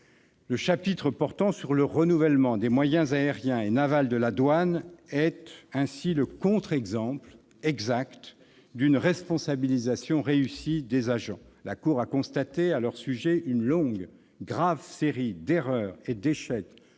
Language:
French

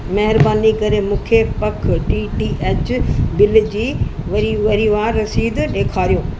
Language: Sindhi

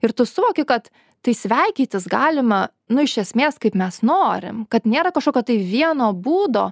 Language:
Lithuanian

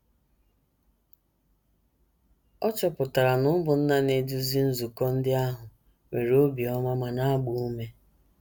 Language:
Igbo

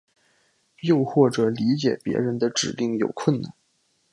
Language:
Chinese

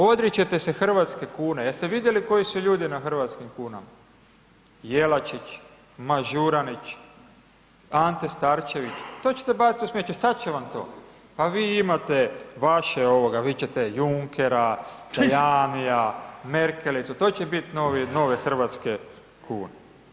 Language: Croatian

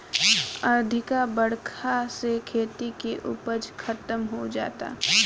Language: Bhojpuri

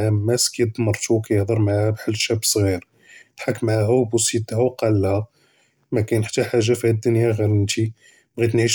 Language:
Judeo-Arabic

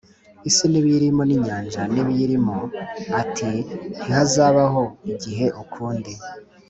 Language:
Kinyarwanda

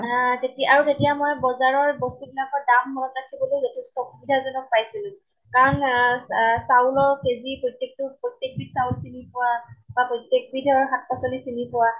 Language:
Assamese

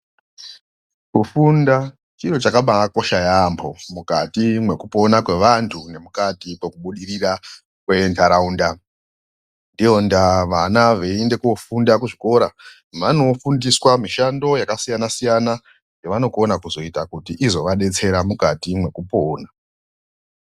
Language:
Ndau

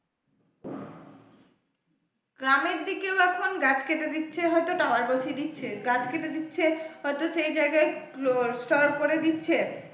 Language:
Bangla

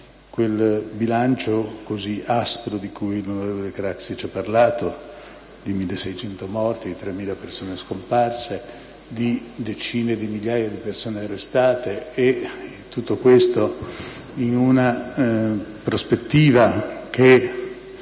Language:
Italian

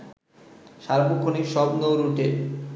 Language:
Bangla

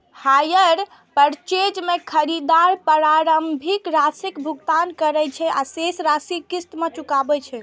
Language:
Maithili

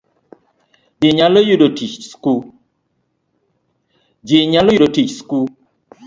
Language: Luo (Kenya and Tanzania)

